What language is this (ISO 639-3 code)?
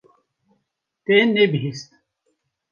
kur